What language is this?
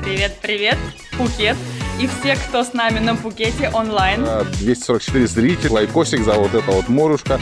Russian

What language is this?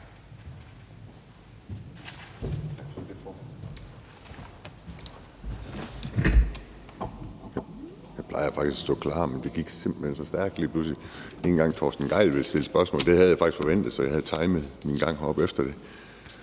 Danish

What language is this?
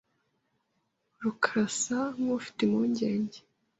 Kinyarwanda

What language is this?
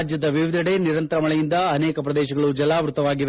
Kannada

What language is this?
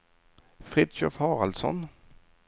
Swedish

